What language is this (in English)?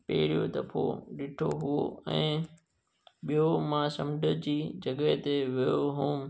Sindhi